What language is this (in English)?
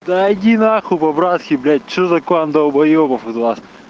Russian